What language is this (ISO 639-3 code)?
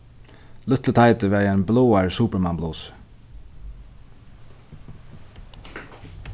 fao